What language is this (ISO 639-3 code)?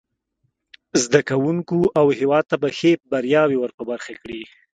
pus